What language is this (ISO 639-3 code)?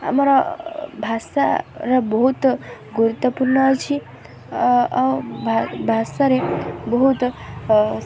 ori